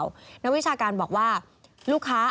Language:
Thai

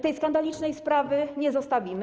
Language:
Polish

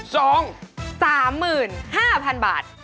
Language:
Thai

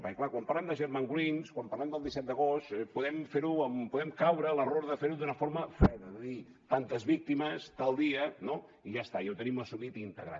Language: Catalan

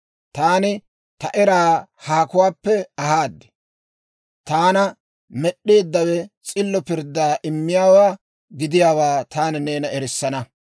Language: Dawro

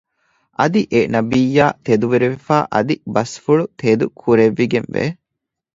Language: Divehi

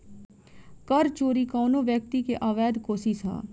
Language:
Bhojpuri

